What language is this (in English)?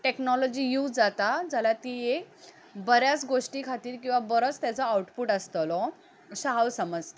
Konkani